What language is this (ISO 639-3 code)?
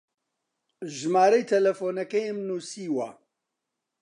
ckb